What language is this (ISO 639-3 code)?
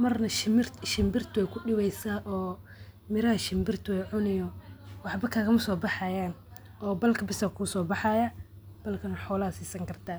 som